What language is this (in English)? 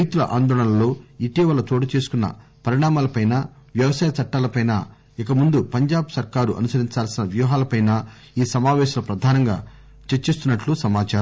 Telugu